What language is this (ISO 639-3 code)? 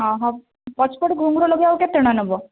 ori